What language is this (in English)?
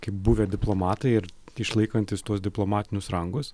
Lithuanian